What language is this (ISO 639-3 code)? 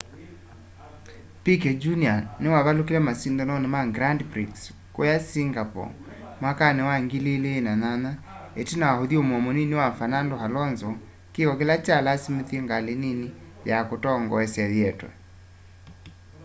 kam